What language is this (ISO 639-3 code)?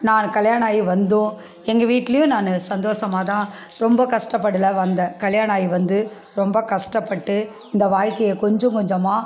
tam